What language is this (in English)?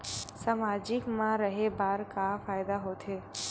Chhattisgarhi